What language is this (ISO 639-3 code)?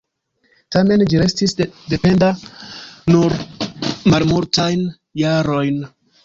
epo